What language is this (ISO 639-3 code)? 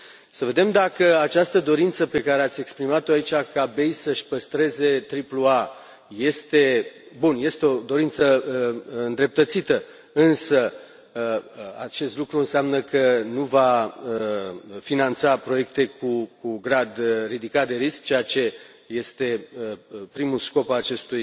ron